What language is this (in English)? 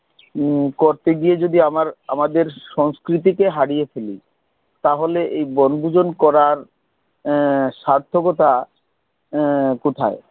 Bangla